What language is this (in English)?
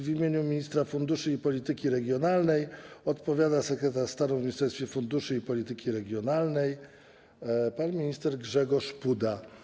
Polish